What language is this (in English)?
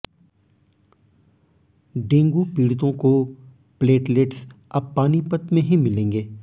Hindi